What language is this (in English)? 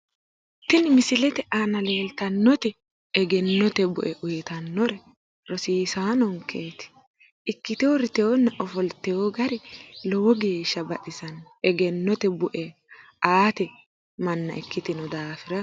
Sidamo